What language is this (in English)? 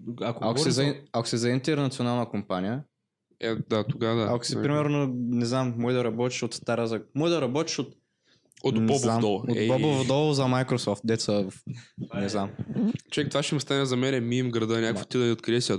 Bulgarian